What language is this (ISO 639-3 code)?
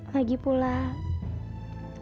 ind